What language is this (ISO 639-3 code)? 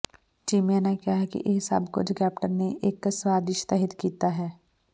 pan